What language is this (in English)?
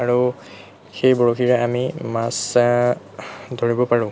Assamese